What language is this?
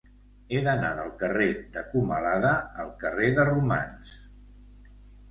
Catalan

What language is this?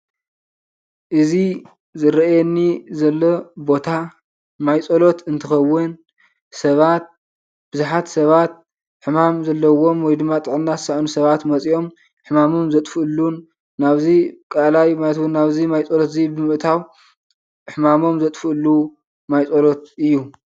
Tigrinya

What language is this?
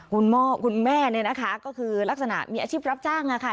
Thai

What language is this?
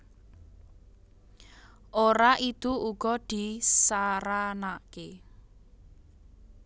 Javanese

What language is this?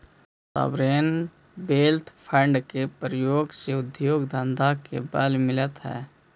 Magahi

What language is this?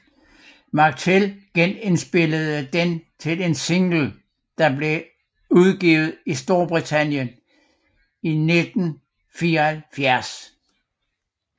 Danish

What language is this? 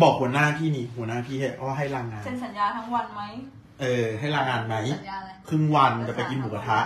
Thai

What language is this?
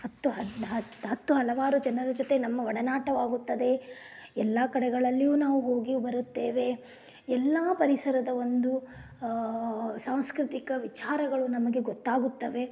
Kannada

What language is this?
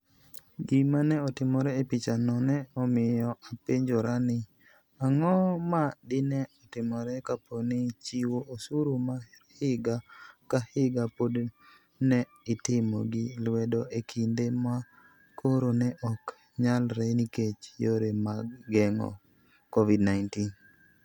Luo (Kenya and Tanzania)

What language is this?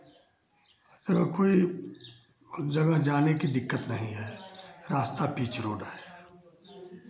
Hindi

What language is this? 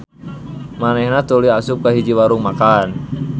Sundanese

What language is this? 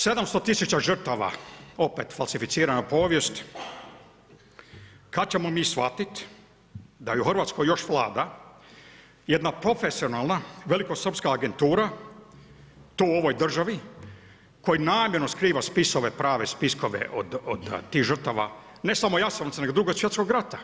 Croatian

